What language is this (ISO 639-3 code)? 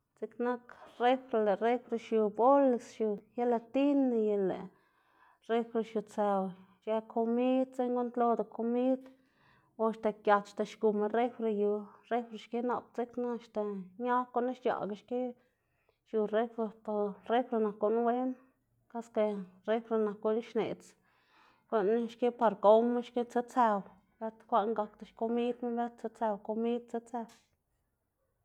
ztg